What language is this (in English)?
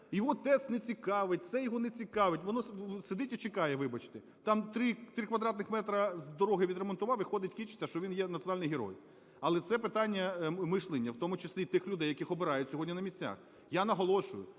Ukrainian